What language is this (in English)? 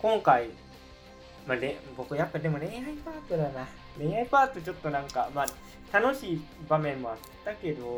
Japanese